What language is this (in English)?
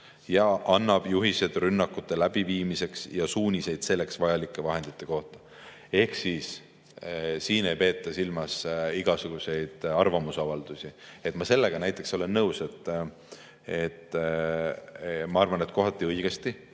Estonian